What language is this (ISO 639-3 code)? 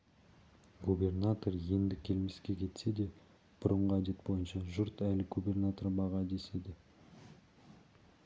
kaz